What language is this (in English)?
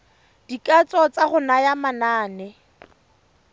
Tswana